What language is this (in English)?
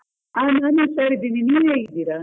Kannada